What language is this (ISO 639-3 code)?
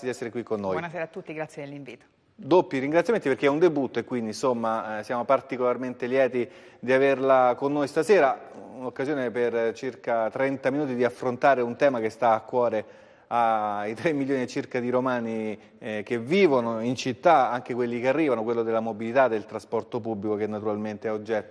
ita